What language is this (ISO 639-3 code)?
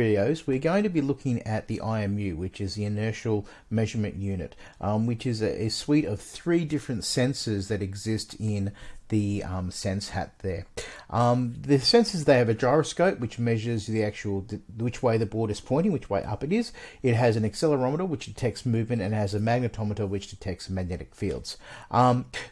eng